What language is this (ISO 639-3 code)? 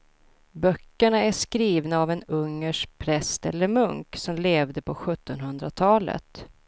swe